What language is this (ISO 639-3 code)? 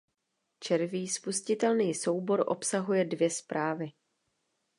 ces